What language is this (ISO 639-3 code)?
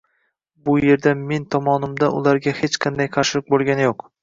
uzb